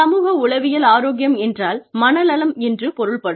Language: Tamil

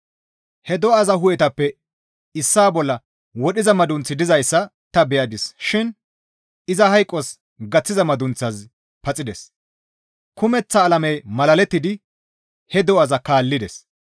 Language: Gamo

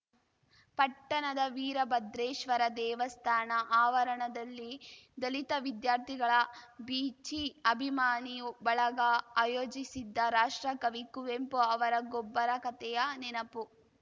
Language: Kannada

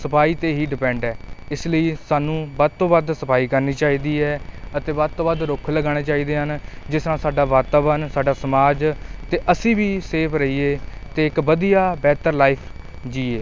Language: Punjabi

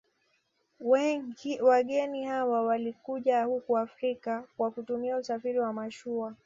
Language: Swahili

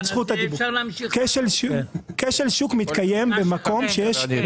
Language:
Hebrew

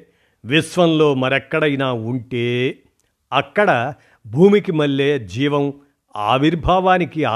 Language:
Telugu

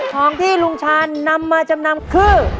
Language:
Thai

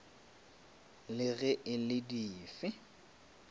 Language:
Northern Sotho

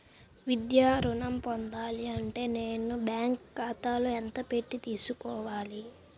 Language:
Telugu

